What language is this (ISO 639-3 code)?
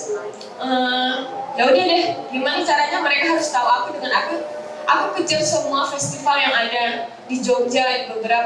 ind